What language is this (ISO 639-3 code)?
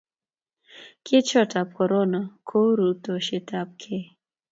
kln